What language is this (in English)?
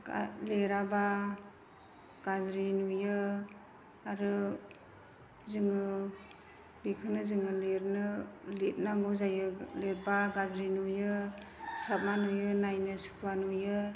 Bodo